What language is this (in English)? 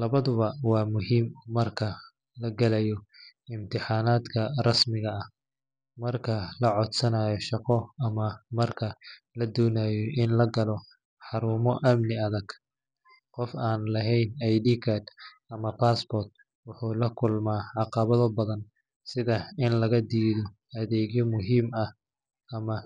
Somali